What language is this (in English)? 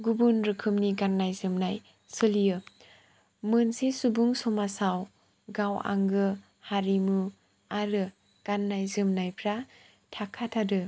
Bodo